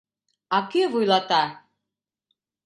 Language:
Mari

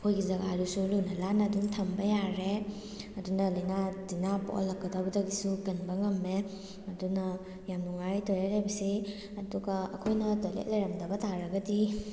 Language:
Manipuri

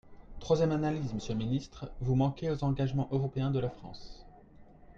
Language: French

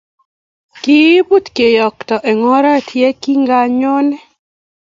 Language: Kalenjin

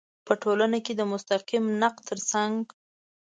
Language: Pashto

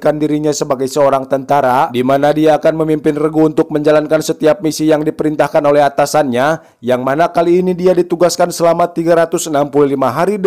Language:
Indonesian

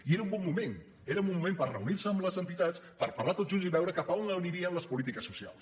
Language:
Catalan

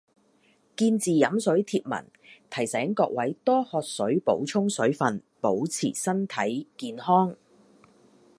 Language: Cantonese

